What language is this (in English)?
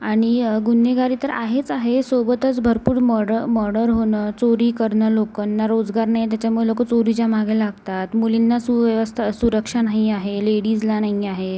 Marathi